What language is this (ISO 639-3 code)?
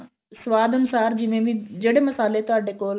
pan